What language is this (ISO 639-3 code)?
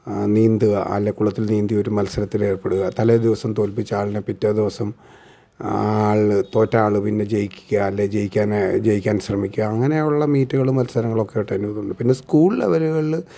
mal